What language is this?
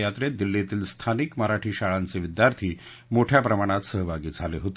Marathi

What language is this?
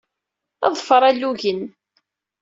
Kabyle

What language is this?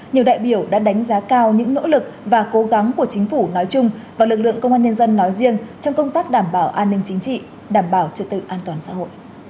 Vietnamese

